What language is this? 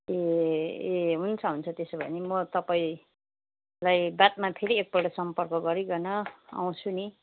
Nepali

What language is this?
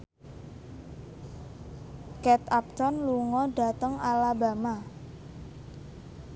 Javanese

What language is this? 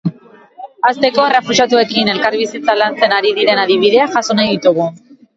Basque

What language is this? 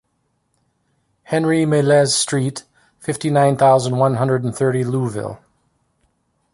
English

